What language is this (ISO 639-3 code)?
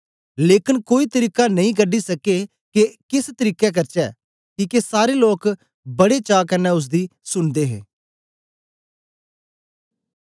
doi